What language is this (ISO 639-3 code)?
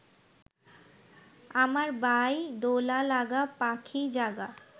ben